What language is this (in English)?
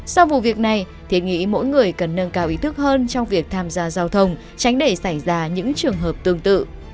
Vietnamese